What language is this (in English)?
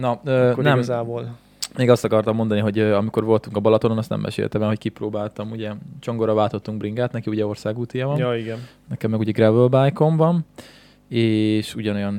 Hungarian